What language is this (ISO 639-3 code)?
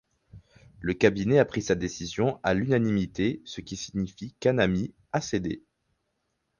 fra